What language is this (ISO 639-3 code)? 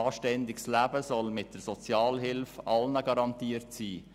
gsw